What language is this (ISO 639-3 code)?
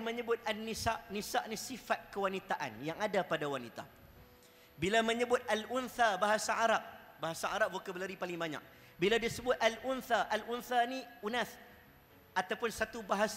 msa